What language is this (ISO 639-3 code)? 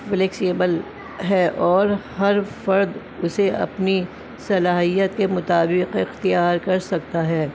urd